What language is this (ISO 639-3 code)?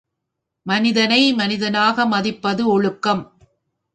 tam